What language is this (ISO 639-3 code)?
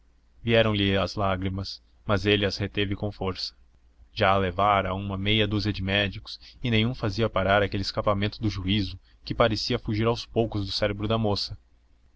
por